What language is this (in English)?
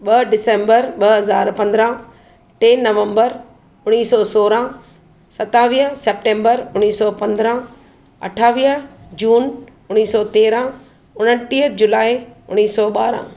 Sindhi